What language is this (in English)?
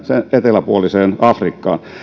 Finnish